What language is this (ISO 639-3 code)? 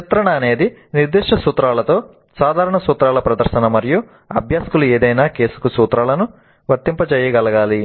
tel